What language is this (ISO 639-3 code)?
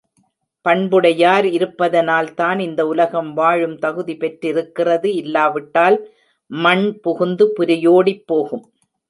tam